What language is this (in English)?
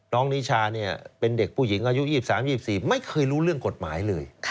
Thai